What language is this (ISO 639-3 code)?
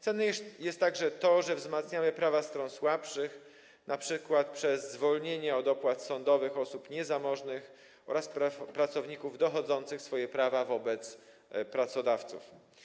pol